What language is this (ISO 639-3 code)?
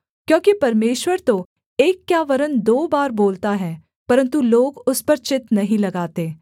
hin